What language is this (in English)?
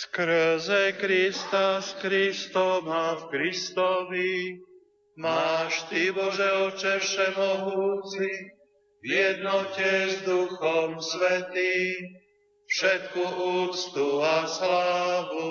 Slovak